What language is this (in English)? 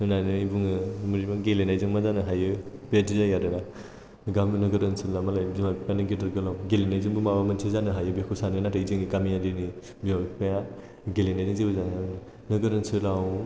Bodo